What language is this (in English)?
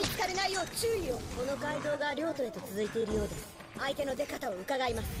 Japanese